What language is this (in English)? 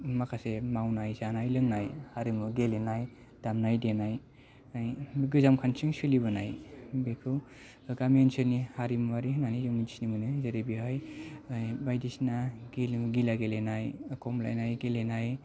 Bodo